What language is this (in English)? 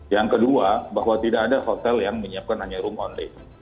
Indonesian